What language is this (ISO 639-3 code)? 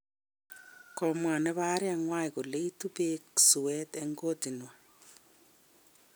kln